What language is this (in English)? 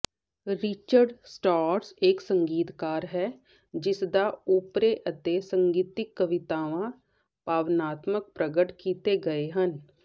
Punjabi